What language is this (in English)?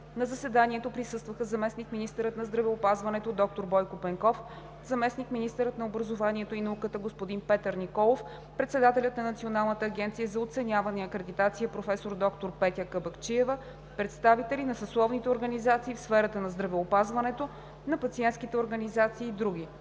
Bulgarian